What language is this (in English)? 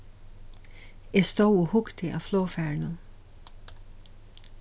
Faroese